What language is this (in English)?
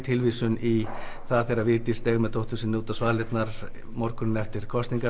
Icelandic